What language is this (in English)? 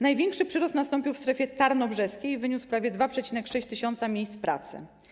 Polish